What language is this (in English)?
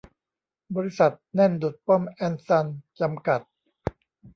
Thai